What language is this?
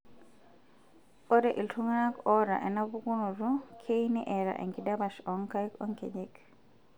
Masai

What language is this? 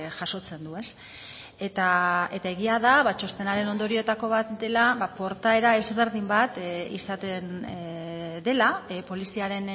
Basque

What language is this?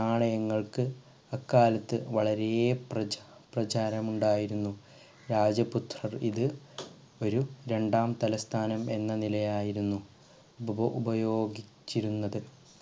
Malayalam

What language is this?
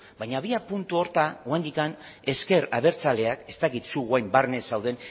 Basque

